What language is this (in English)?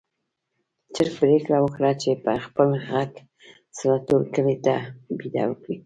Pashto